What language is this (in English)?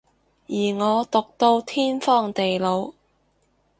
Cantonese